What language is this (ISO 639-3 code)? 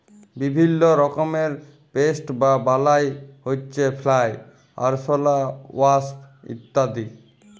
ben